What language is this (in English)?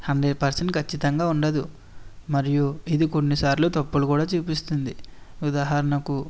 Telugu